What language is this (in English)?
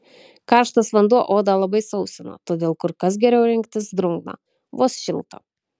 Lithuanian